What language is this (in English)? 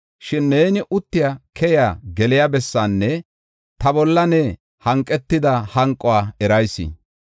Gofa